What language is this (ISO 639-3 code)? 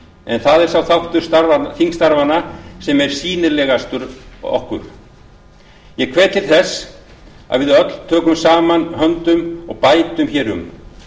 isl